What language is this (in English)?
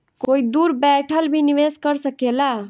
Bhojpuri